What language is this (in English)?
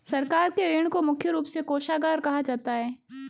Hindi